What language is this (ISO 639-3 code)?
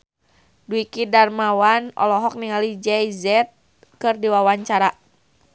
sun